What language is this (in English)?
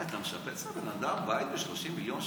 Hebrew